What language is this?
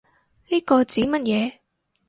Cantonese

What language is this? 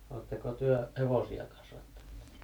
Finnish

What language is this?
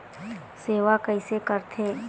Chhattisgarhi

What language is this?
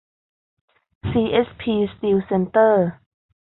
Thai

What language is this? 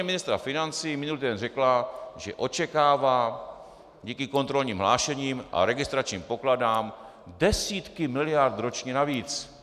Czech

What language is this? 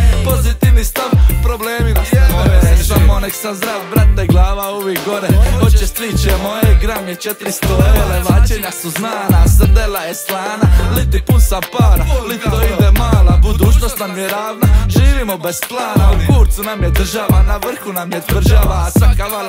Romanian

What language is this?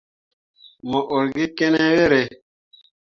Mundang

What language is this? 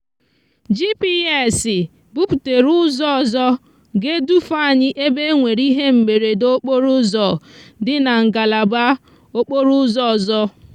Igbo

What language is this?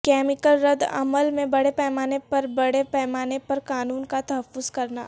Urdu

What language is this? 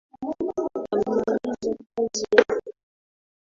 Swahili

